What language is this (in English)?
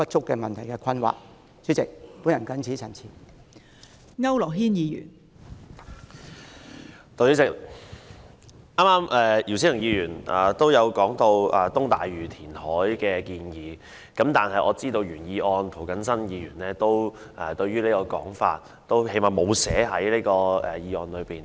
Cantonese